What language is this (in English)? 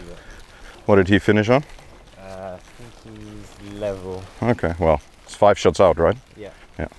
German